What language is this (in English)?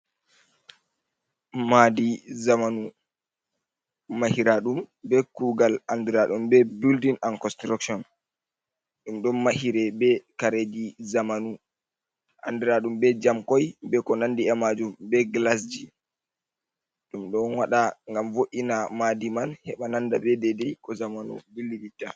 Fula